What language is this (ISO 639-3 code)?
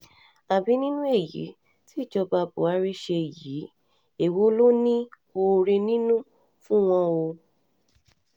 yor